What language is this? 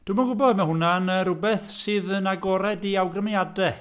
Welsh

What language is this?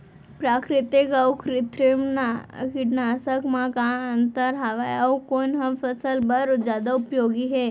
Chhattisgarhi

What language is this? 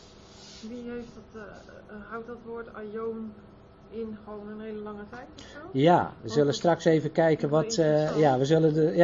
Dutch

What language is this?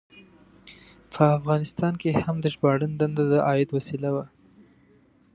Pashto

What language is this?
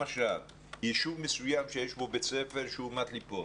Hebrew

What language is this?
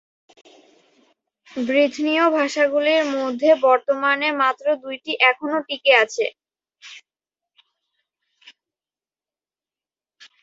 Bangla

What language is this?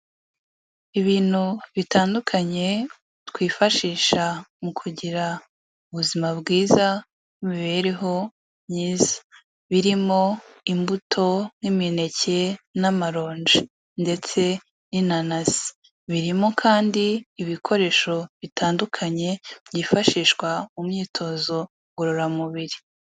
Kinyarwanda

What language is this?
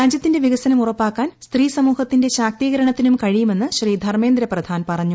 Malayalam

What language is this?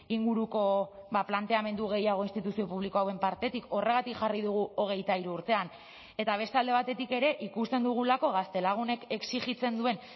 Basque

